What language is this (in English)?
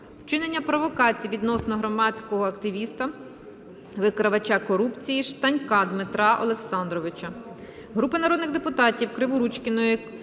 Ukrainian